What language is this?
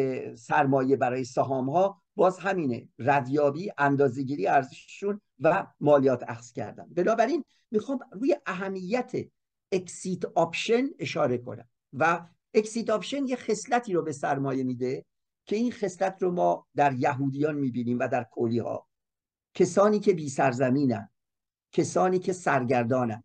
Persian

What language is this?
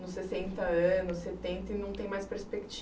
Portuguese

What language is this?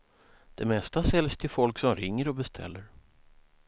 Swedish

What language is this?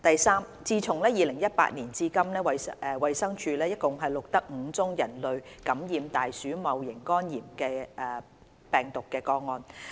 Cantonese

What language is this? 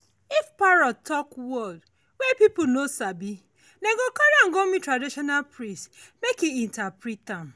Nigerian Pidgin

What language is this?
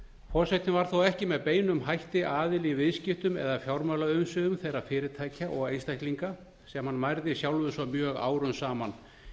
Icelandic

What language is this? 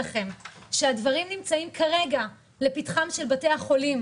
Hebrew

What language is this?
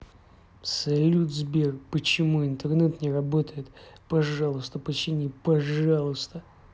Russian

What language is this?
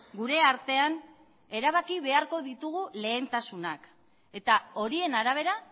Basque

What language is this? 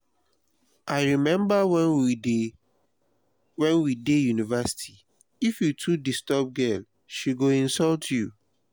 Nigerian Pidgin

